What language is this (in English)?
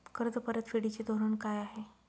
Marathi